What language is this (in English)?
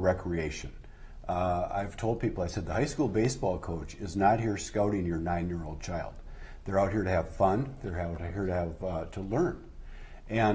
English